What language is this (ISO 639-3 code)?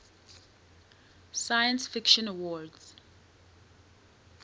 eng